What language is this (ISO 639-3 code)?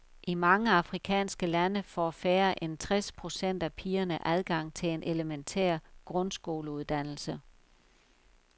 dan